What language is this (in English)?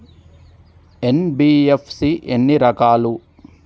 Telugu